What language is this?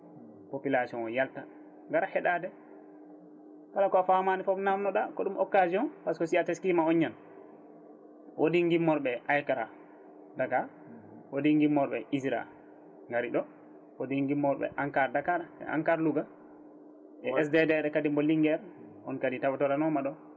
Fula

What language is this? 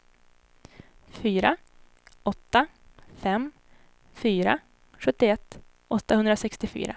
Swedish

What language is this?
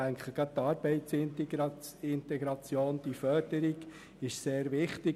Swiss German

